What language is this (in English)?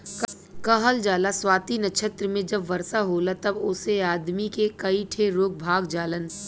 Bhojpuri